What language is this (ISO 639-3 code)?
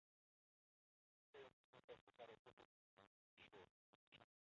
zho